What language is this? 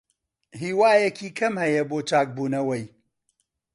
Central Kurdish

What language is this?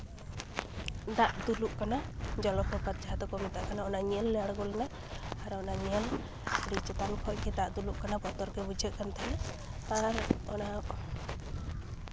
Santali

